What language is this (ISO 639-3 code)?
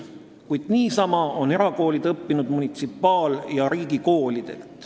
est